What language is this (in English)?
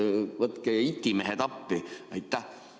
Estonian